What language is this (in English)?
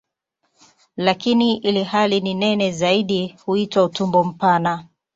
Swahili